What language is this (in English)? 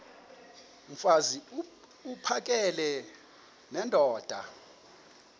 Xhosa